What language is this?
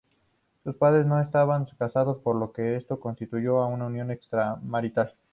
Spanish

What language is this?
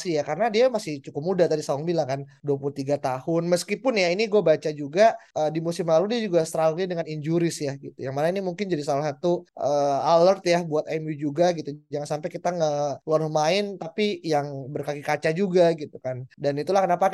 Indonesian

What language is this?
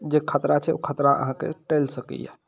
Maithili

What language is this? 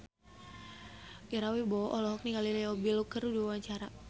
Sundanese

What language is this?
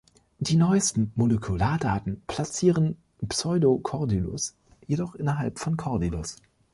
German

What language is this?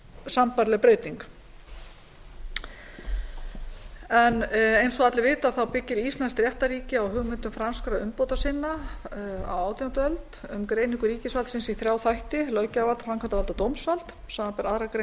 Icelandic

